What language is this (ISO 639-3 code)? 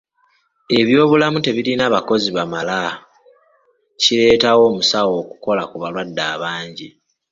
lug